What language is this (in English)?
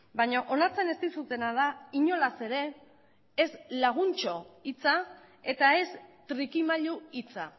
Basque